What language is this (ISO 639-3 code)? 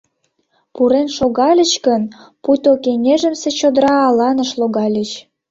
chm